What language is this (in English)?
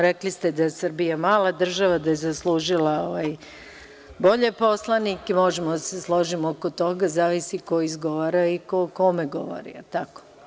Serbian